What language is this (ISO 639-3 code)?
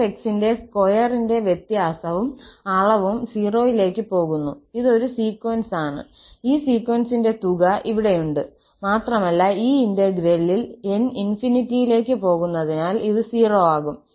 mal